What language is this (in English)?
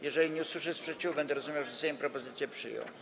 Polish